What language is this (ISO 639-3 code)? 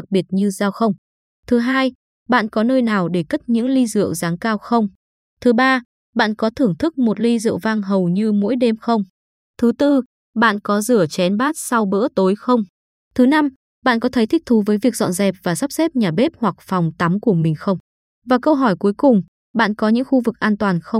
vie